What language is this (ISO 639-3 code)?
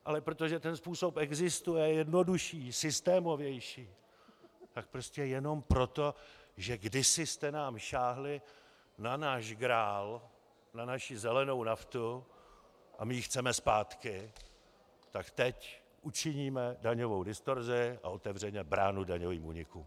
ces